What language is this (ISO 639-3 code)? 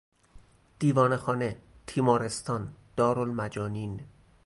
fas